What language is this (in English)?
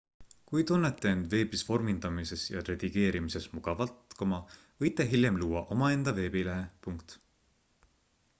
Estonian